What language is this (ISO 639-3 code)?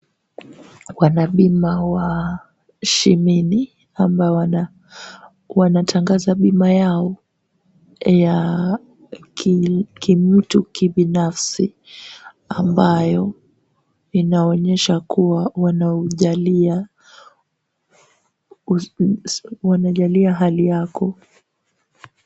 swa